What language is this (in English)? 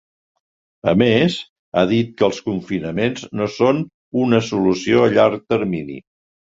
Catalan